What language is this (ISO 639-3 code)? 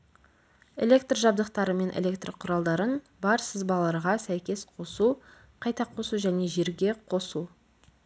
kaz